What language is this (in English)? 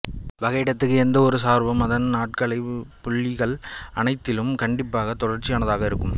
Tamil